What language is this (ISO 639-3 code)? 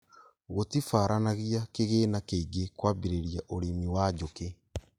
kik